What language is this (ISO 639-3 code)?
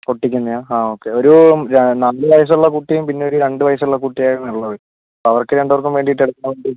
mal